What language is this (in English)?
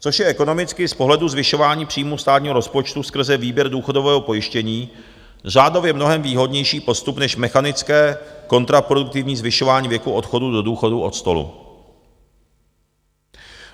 Czech